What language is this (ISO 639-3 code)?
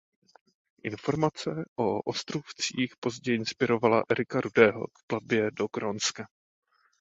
ces